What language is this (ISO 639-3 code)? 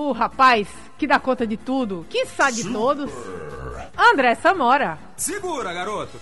por